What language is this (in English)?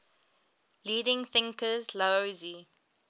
English